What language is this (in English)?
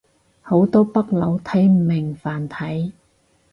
Cantonese